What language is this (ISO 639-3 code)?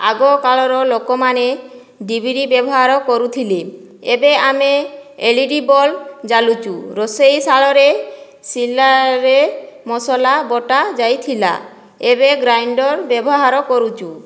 ori